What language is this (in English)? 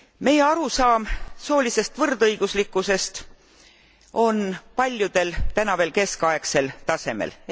Estonian